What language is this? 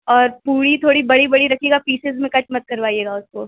Urdu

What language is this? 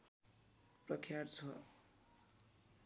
Nepali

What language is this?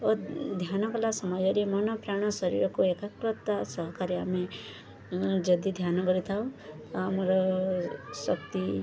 Odia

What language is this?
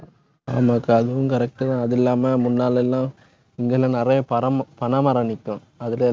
Tamil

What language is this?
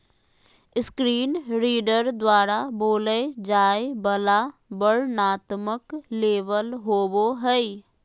Magahi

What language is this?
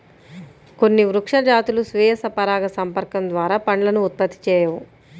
Telugu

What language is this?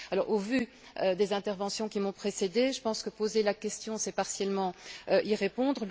French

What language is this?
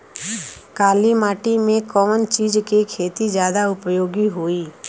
Bhojpuri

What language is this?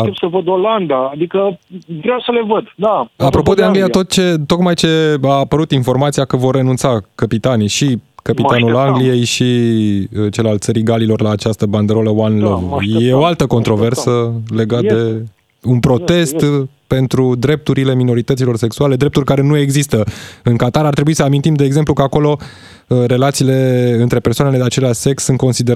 Romanian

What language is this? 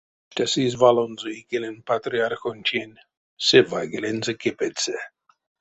Erzya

